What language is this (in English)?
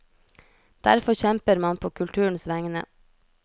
Norwegian